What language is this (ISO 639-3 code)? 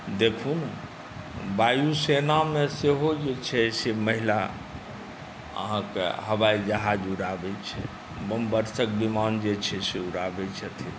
mai